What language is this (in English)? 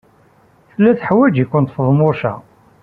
Kabyle